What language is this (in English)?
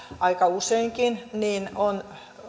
Finnish